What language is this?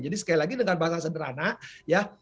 Indonesian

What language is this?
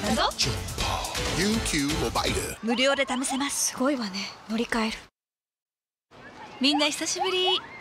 Japanese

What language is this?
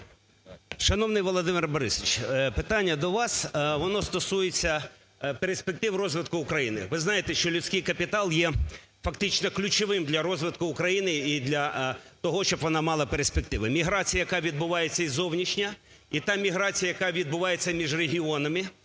Ukrainian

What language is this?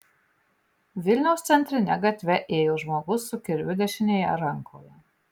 Lithuanian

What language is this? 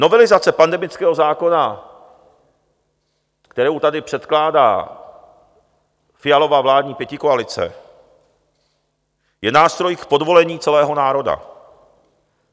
Czech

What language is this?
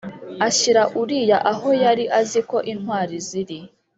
Kinyarwanda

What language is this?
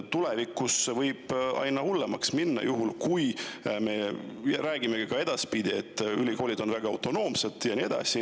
Estonian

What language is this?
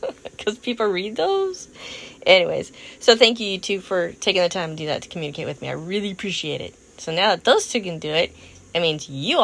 English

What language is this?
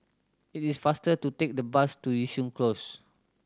English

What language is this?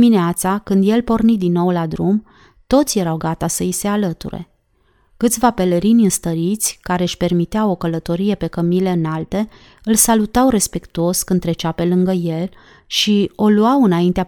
Romanian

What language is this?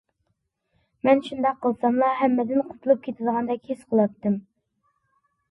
Uyghur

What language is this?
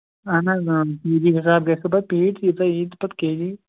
Kashmiri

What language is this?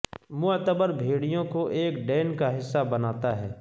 Urdu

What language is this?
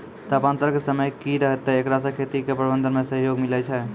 Maithili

